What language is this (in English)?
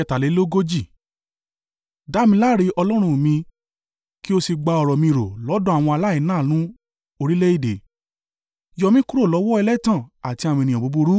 Yoruba